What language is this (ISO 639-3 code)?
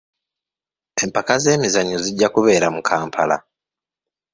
lug